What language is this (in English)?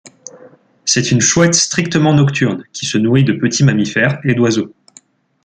French